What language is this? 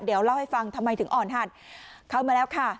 Thai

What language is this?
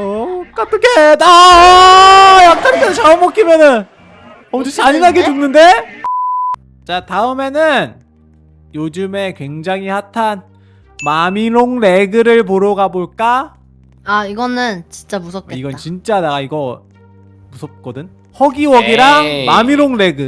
Korean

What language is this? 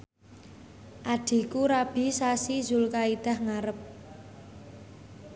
Javanese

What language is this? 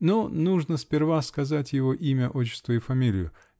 Russian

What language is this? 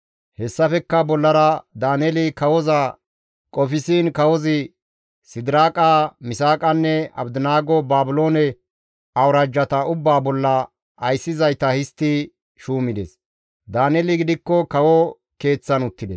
Gamo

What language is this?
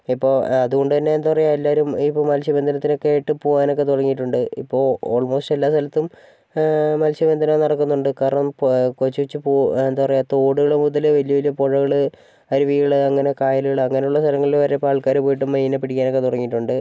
Malayalam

